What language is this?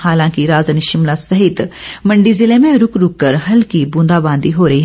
Hindi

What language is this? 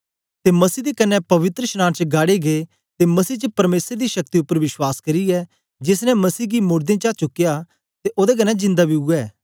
Dogri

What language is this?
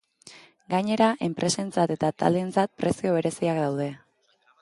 Basque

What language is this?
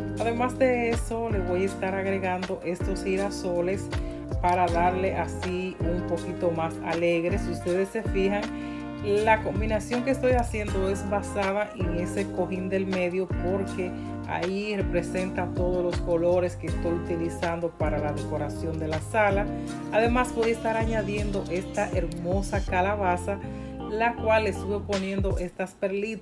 Spanish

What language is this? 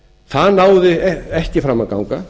Icelandic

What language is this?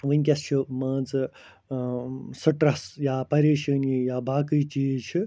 Kashmiri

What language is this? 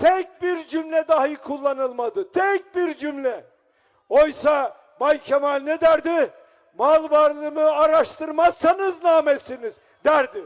Turkish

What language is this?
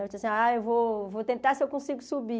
Portuguese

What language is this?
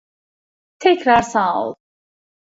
Turkish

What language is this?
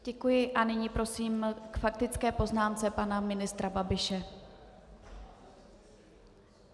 Czech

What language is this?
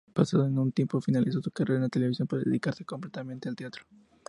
Spanish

